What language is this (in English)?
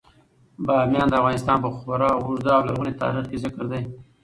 Pashto